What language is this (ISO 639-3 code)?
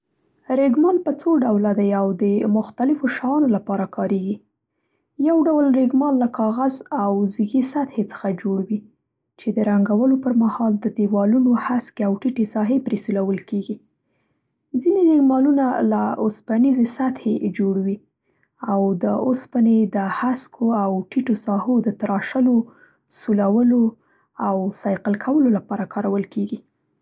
pst